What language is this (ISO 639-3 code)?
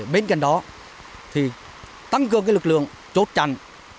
vie